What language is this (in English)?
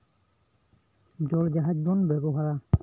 Santali